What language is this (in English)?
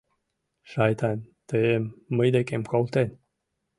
Mari